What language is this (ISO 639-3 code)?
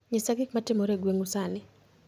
luo